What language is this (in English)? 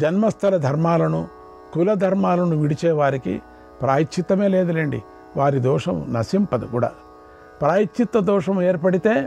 Telugu